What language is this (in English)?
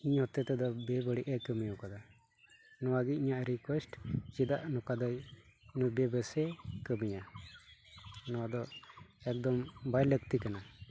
Santali